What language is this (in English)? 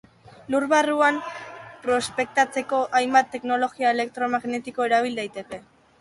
Basque